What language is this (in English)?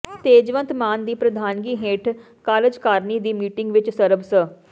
Punjabi